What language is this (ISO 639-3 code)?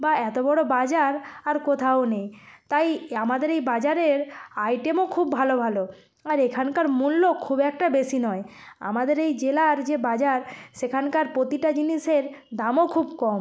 ben